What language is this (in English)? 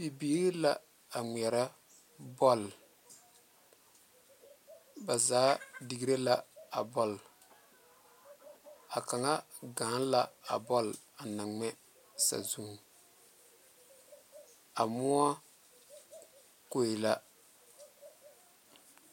Southern Dagaare